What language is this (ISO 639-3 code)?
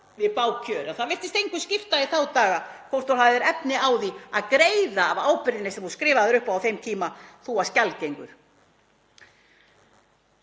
isl